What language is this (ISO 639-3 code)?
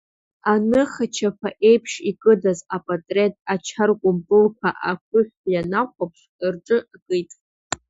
abk